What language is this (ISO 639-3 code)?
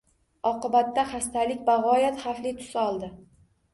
uzb